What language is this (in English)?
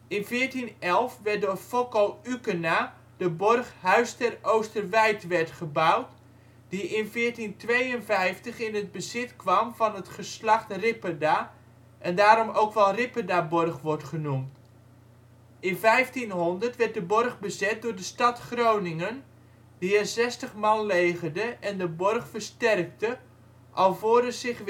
Dutch